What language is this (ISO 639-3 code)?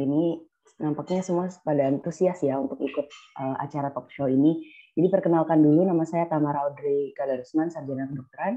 ind